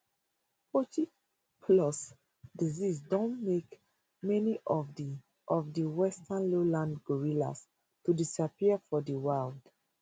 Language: Nigerian Pidgin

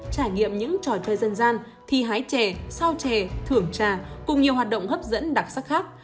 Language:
Vietnamese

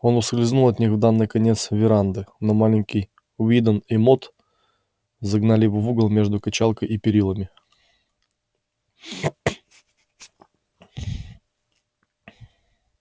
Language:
Russian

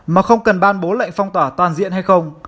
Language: Vietnamese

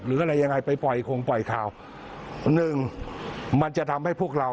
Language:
Thai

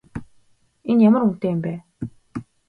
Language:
Mongolian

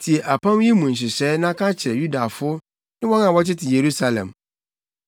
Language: Akan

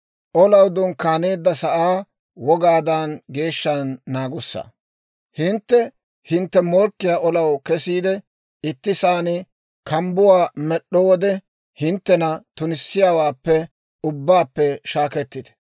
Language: Dawro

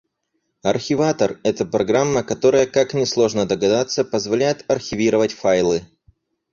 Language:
Russian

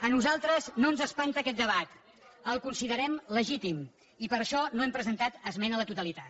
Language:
Catalan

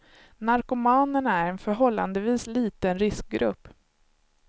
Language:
Swedish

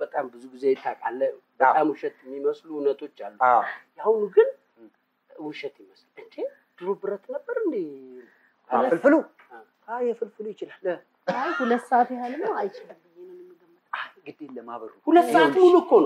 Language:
Arabic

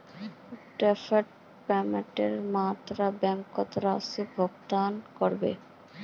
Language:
Magahi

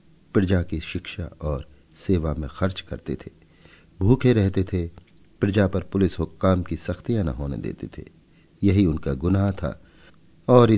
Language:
Hindi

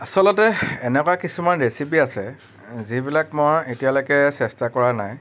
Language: Assamese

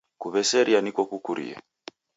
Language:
Taita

